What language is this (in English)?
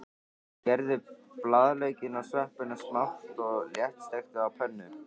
Icelandic